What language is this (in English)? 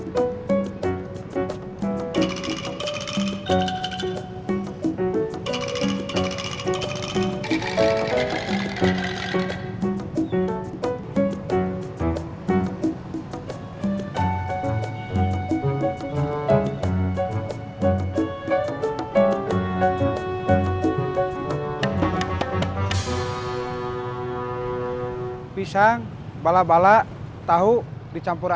Indonesian